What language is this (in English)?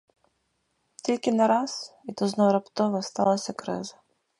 Ukrainian